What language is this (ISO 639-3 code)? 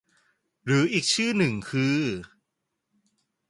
tha